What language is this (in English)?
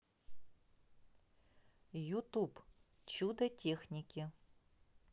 Russian